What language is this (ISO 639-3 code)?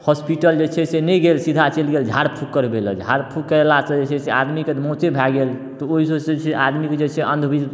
mai